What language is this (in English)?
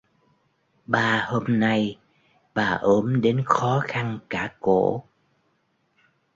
Vietnamese